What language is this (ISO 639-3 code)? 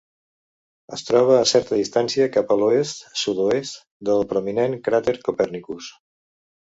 cat